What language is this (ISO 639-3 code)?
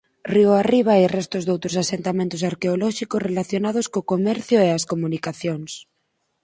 glg